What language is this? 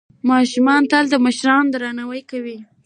Pashto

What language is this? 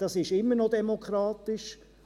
Swiss German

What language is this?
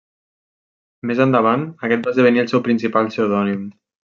Catalan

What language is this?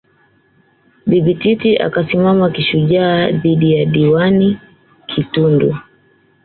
Swahili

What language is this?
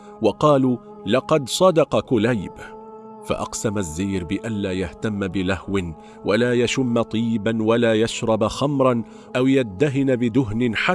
Arabic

